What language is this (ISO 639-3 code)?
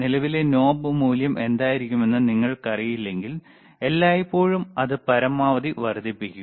mal